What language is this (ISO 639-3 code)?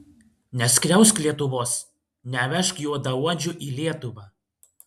lit